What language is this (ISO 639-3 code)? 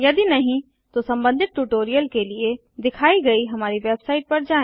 hin